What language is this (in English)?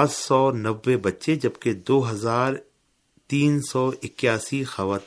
Urdu